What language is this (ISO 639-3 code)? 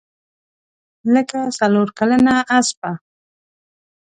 pus